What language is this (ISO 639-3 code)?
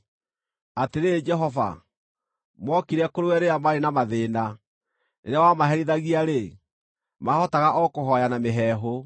kik